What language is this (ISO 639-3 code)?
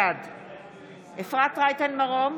heb